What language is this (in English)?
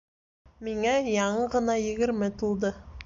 Bashkir